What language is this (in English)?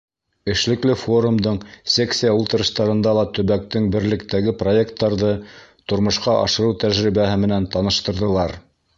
Bashkir